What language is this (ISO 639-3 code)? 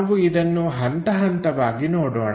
kan